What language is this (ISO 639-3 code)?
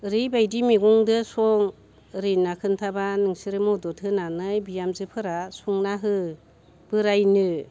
brx